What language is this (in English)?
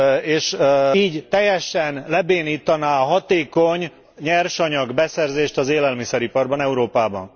Hungarian